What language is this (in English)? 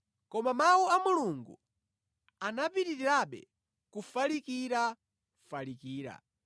Nyanja